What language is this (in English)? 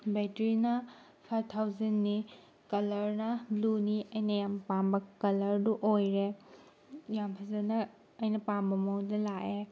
Manipuri